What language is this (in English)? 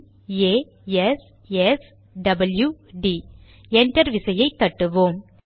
Tamil